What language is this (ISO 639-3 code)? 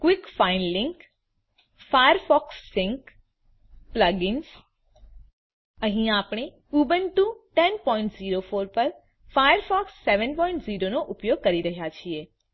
guj